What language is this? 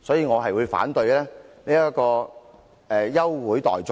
Cantonese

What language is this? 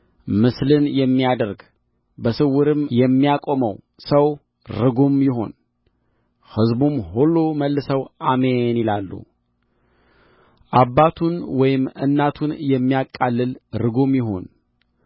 Amharic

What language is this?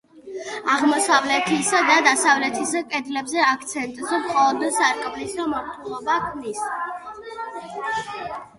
Georgian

